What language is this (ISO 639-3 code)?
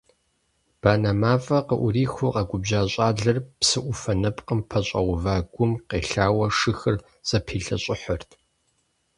kbd